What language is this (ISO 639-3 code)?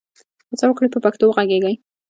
pus